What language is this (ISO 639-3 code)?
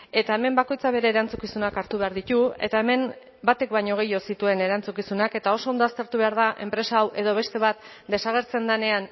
eus